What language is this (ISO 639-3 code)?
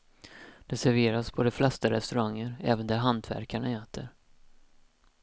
swe